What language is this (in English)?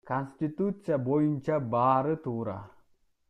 Kyrgyz